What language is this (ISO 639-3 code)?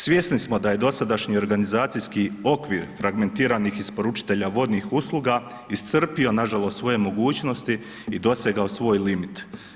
hrv